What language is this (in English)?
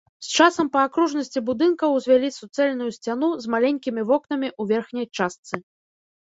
Belarusian